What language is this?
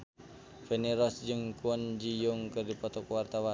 Sundanese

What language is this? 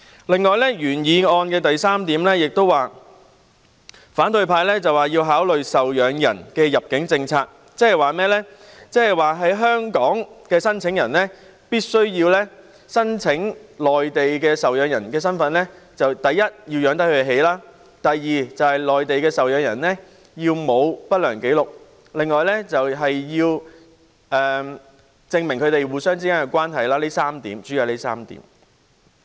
Cantonese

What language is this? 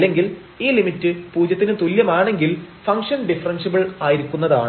Malayalam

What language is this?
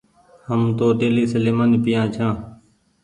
Goaria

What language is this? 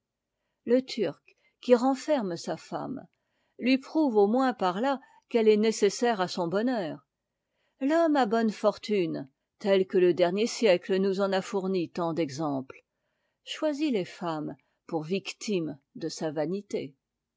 French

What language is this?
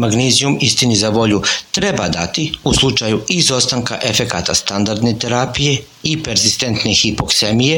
Croatian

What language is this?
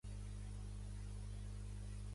Catalan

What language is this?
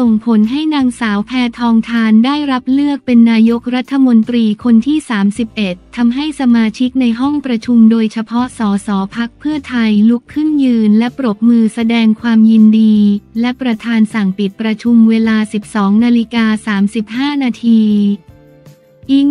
Thai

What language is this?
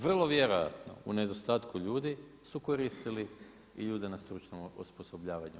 Croatian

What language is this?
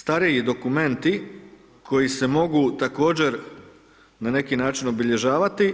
Croatian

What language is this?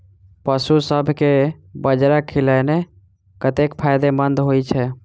Maithili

